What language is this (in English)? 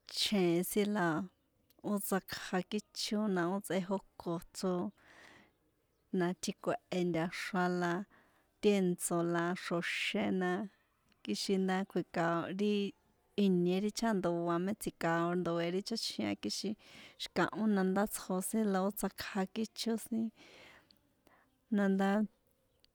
San Juan Atzingo Popoloca